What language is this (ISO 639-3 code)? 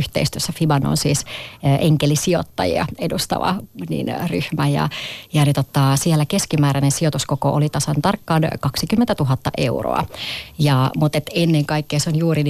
fin